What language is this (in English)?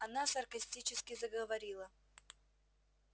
Russian